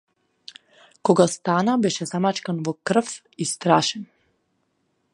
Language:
Macedonian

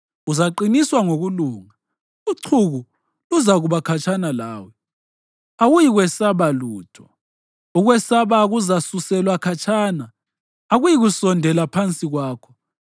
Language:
North Ndebele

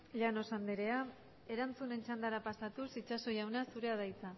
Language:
Basque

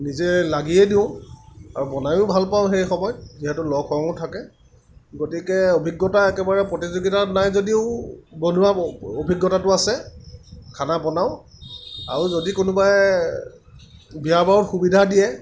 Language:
Assamese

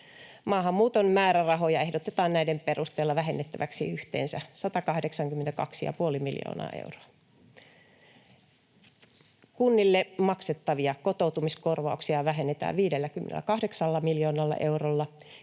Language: Finnish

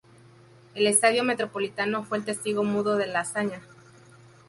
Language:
Spanish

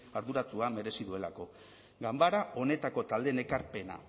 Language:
Basque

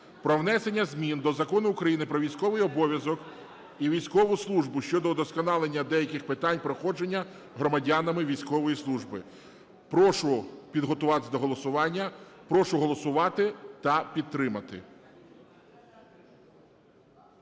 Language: Ukrainian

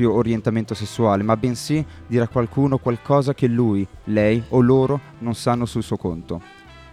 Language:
Italian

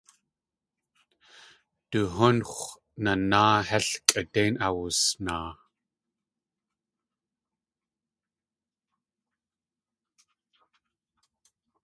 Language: Tlingit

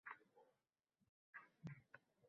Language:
Uzbek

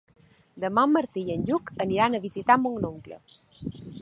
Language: Catalan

